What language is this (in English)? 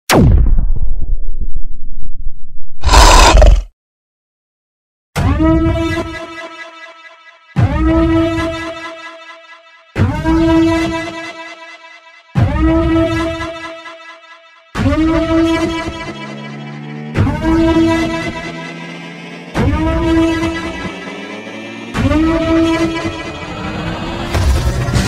Korean